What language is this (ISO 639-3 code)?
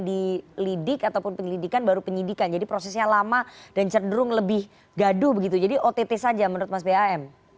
ind